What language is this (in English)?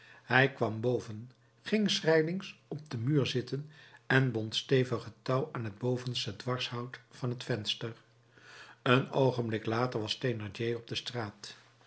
Dutch